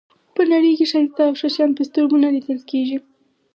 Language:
Pashto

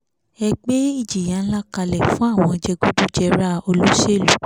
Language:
Yoruba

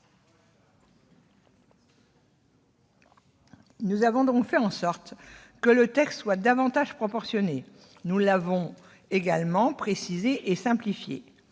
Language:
French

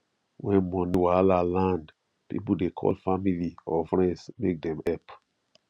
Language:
Nigerian Pidgin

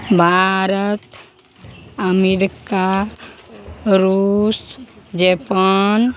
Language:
Maithili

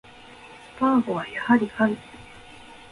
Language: Japanese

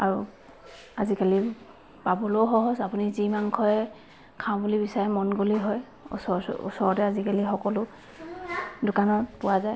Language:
Assamese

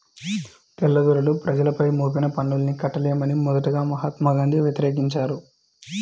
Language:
Telugu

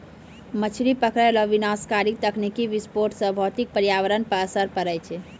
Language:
Maithili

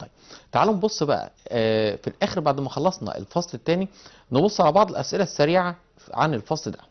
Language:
Arabic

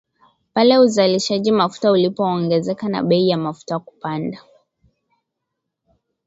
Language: Swahili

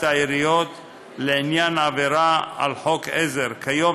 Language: Hebrew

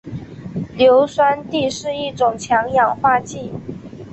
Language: Chinese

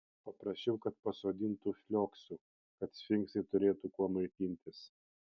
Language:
Lithuanian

